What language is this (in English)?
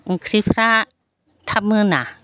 Bodo